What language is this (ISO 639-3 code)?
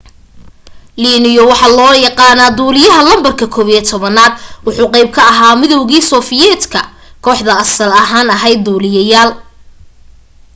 som